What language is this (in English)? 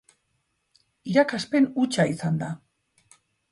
Basque